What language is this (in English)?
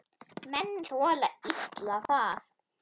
Icelandic